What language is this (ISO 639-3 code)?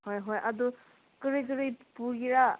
mni